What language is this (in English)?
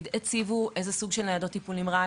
Hebrew